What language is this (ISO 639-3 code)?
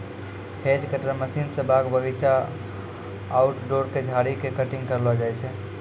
mai